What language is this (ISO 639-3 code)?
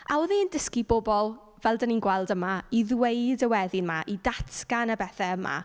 cym